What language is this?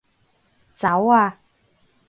Cantonese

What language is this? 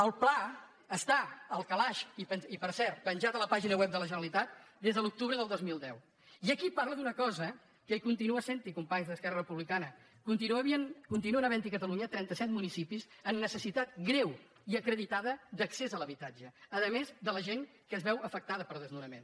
Catalan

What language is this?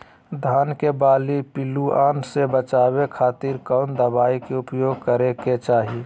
Magahi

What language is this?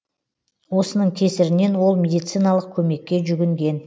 Kazakh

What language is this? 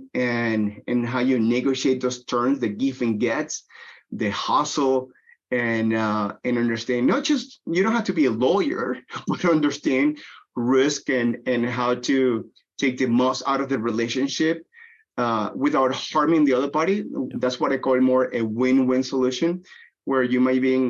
English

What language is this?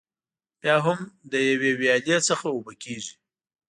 Pashto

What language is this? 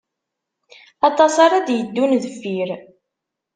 Kabyle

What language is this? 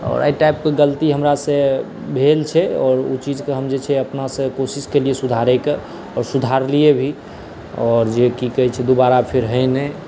Maithili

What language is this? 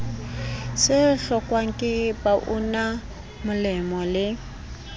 Southern Sotho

